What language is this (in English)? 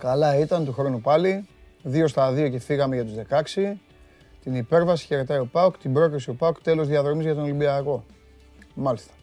Greek